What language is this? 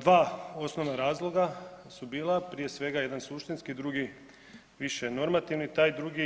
Croatian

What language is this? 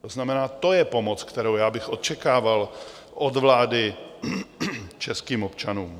Czech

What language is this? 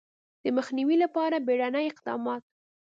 Pashto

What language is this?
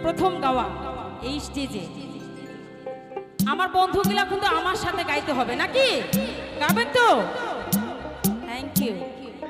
Thai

